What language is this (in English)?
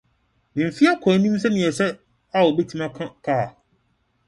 Akan